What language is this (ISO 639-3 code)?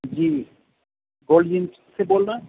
urd